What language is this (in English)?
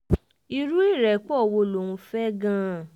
Yoruba